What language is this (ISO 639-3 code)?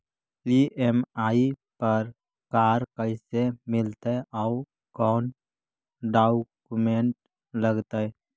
mag